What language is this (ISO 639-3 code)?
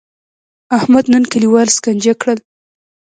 pus